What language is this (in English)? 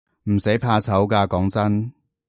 Cantonese